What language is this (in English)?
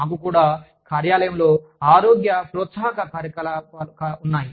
Telugu